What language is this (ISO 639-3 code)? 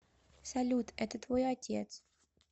rus